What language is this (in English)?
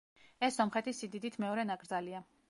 Georgian